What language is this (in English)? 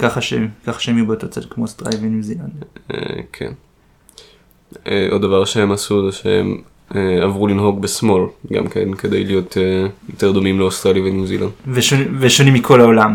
Hebrew